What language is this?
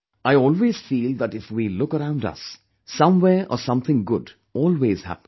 English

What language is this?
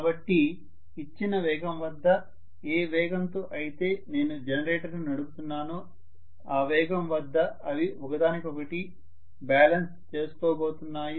Telugu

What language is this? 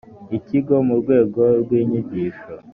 Kinyarwanda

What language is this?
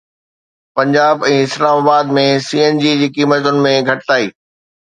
Sindhi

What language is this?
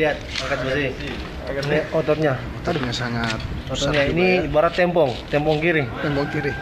Indonesian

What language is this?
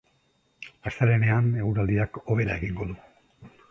Basque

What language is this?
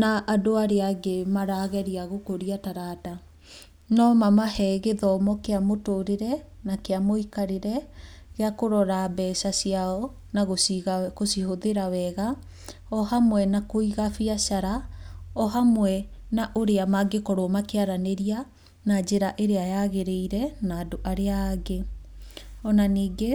Kikuyu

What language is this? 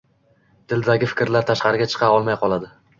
Uzbek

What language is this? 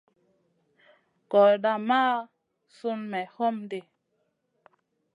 Masana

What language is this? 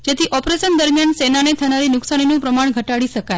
Gujarati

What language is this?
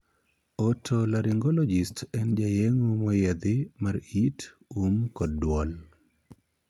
Luo (Kenya and Tanzania)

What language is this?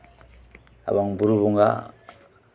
Santali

